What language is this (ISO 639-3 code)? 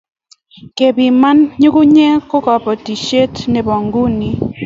kln